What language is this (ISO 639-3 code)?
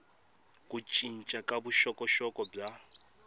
tso